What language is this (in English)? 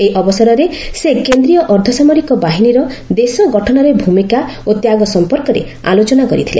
Odia